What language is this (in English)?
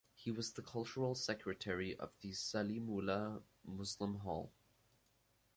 English